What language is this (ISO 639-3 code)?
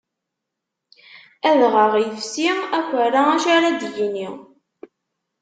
kab